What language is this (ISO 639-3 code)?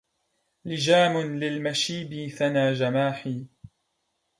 ara